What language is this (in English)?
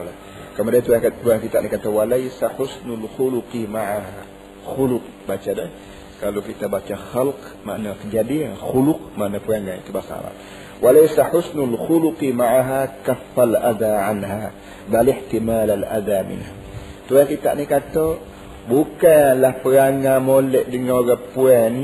Malay